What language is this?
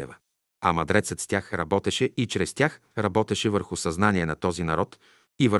Bulgarian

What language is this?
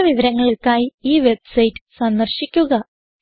Malayalam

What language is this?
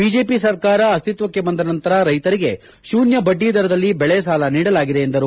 Kannada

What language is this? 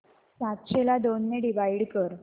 Marathi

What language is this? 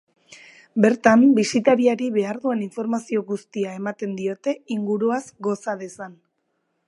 Basque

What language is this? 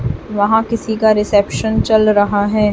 Hindi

